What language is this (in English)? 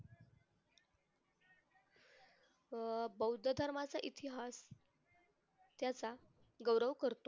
Marathi